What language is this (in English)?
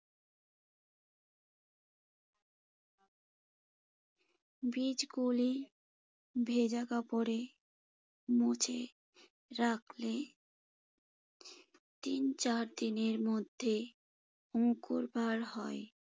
Bangla